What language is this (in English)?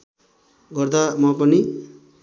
Nepali